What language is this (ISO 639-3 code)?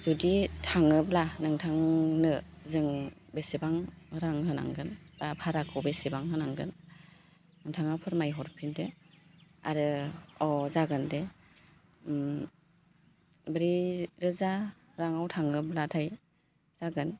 brx